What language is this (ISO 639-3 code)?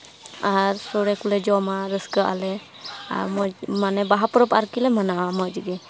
sat